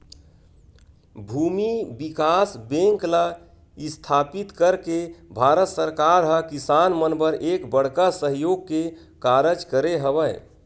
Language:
Chhattisgarhi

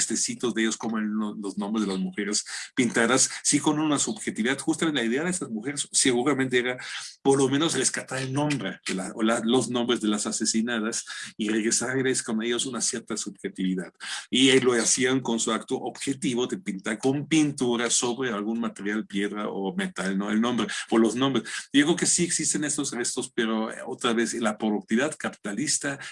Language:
Spanish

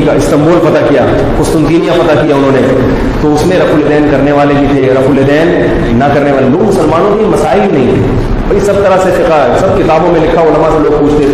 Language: Urdu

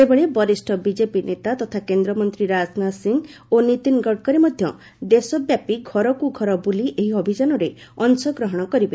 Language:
Odia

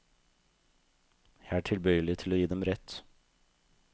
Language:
Norwegian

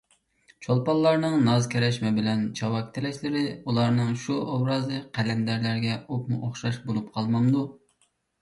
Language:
Uyghur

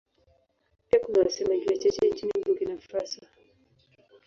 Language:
Swahili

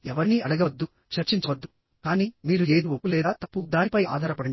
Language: Telugu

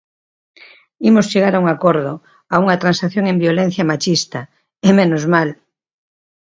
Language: Galician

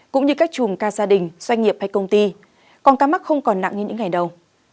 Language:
Vietnamese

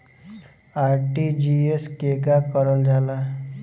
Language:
Bhojpuri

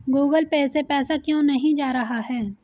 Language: Hindi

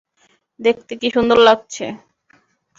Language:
Bangla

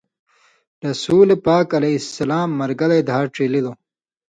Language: Indus Kohistani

